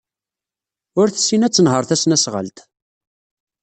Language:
Kabyle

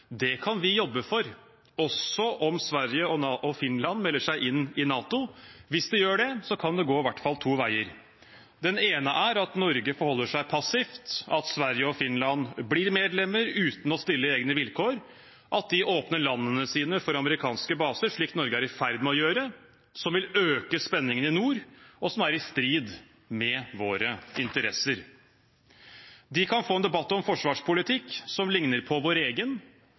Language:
Norwegian Bokmål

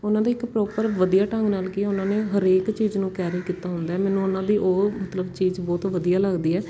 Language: Punjabi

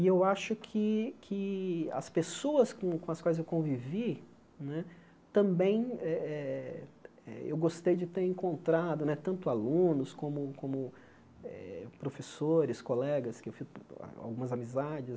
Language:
Portuguese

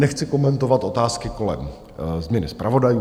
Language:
Czech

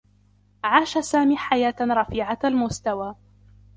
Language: Arabic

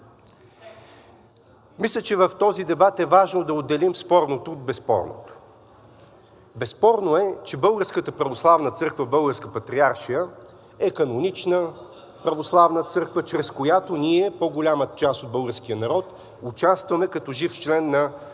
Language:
Bulgarian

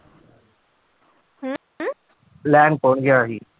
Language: Punjabi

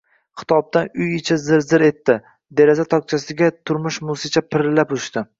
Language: Uzbek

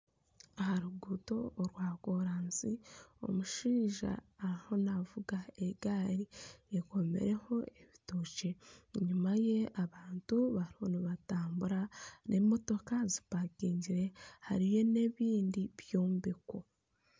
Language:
Nyankole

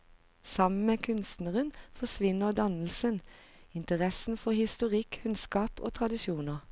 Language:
Norwegian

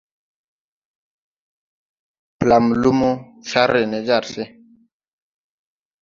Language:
Tupuri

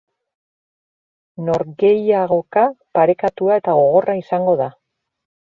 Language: Basque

